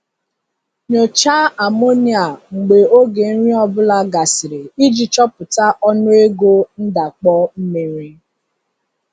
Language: Igbo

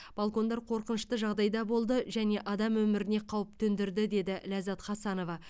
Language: Kazakh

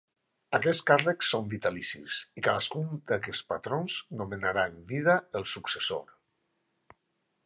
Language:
Catalan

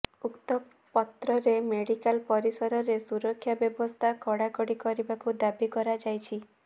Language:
Odia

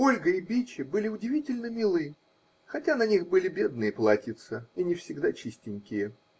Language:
Russian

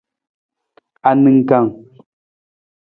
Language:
Nawdm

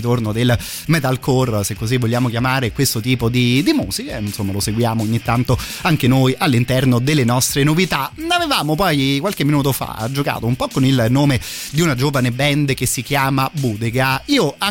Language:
Italian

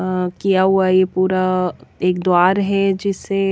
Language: Hindi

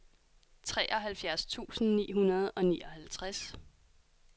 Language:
Danish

